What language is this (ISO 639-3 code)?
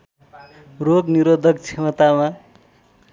nep